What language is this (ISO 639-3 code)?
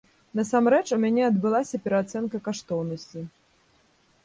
bel